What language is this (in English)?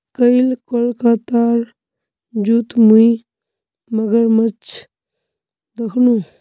Magahi